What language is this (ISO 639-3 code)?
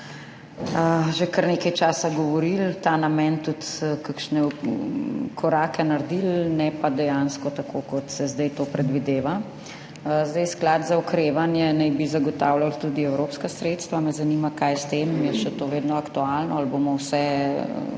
slv